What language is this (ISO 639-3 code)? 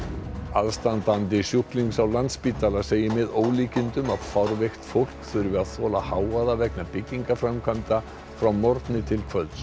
isl